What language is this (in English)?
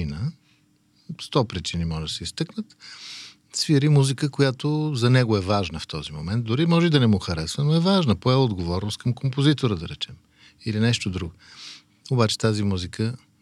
Bulgarian